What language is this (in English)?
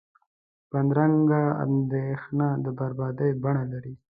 Pashto